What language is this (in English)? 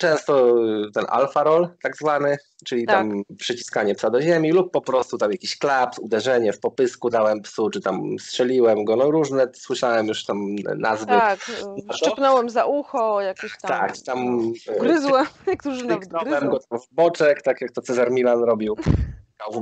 Polish